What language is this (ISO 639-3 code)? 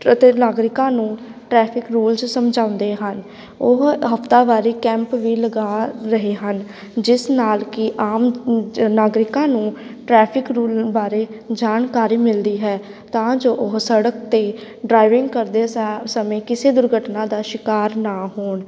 pan